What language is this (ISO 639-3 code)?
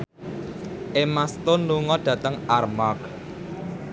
jav